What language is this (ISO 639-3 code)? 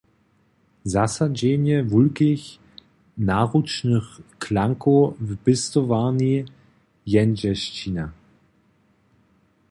hsb